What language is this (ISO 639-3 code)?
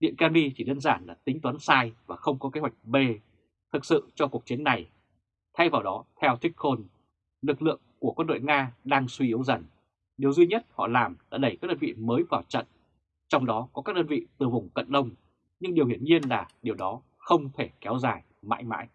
vie